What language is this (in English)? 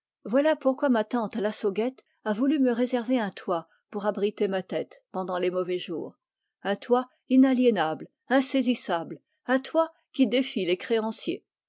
French